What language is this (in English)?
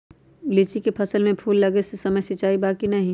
Magahi